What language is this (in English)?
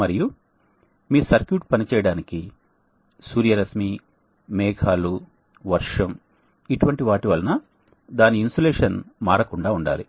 Telugu